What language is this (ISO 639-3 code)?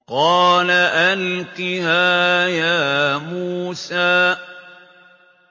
ara